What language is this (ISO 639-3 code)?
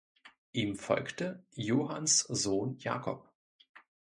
deu